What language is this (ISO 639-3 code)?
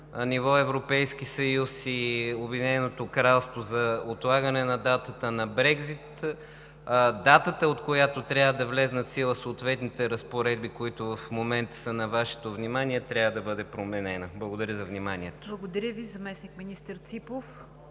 bul